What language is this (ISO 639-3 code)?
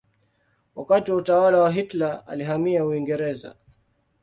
swa